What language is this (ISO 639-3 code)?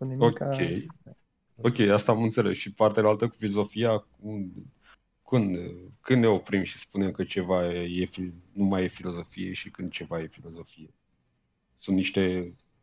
ron